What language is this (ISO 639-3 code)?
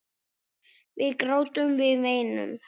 isl